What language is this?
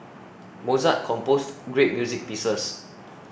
English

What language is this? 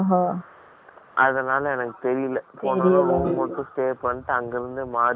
Tamil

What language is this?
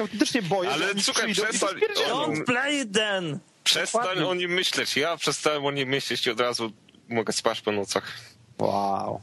Polish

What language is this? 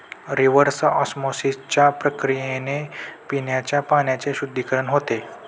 Marathi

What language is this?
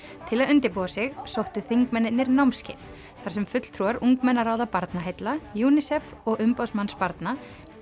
Icelandic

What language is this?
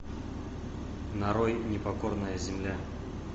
Russian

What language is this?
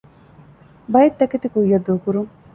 Divehi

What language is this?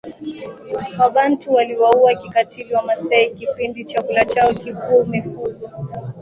Swahili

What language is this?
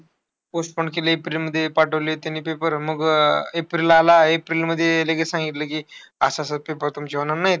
Marathi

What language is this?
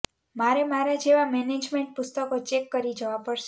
Gujarati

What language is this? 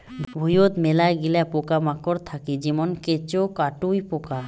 Bangla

